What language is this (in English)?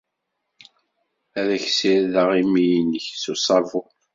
Kabyle